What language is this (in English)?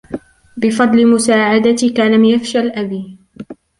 Arabic